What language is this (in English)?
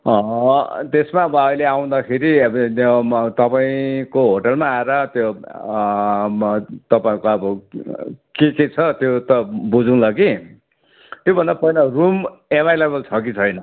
Nepali